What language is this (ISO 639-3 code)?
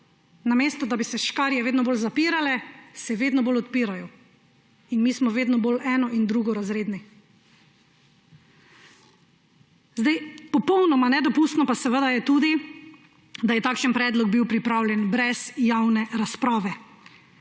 slv